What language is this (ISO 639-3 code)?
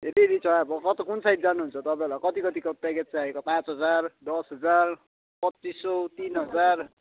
nep